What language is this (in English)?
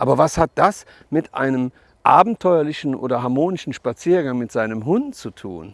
German